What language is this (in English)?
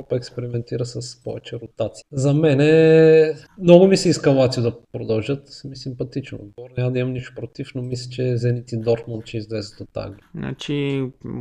Bulgarian